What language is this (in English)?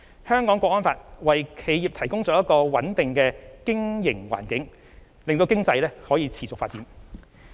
Cantonese